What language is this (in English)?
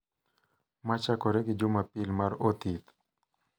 Luo (Kenya and Tanzania)